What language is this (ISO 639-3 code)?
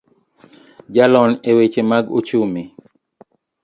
luo